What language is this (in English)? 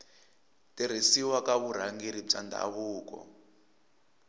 Tsonga